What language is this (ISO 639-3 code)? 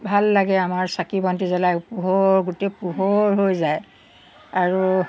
asm